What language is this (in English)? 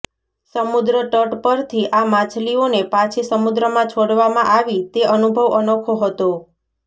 Gujarati